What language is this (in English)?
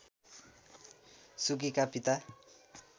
Nepali